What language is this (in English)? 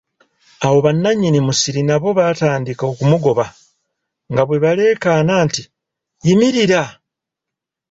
Ganda